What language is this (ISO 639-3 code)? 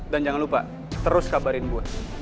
ind